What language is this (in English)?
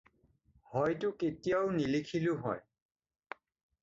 Assamese